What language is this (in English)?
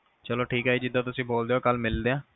Punjabi